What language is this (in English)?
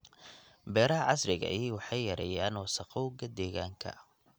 Somali